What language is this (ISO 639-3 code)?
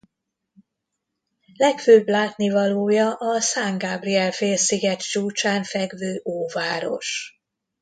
hun